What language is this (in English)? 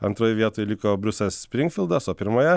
Lithuanian